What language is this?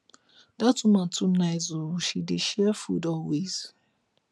Nigerian Pidgin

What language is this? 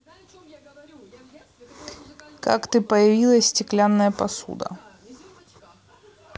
Russian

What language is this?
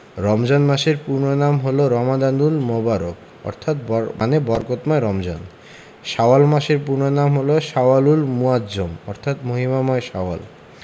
Bangla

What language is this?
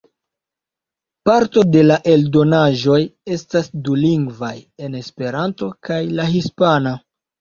Esperanto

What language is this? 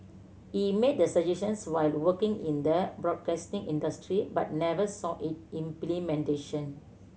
English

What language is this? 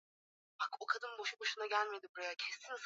Swahili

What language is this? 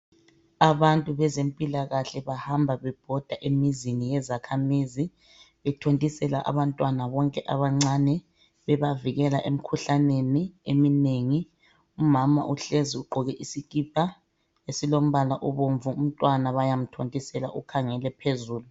North Ndebele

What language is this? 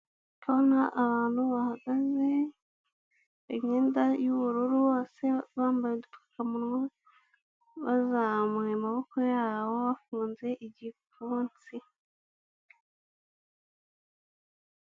Kinyarwanda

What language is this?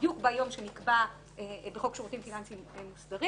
Hebrew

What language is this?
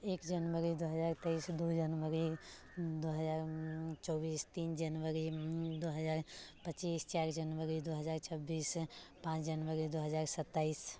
Maithili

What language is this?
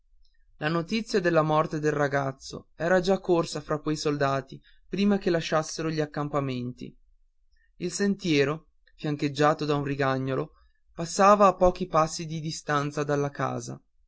Italian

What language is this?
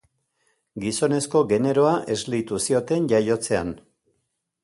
Basque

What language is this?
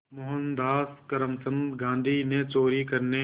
Hindi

